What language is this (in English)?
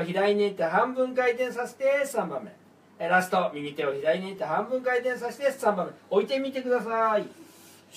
Japanese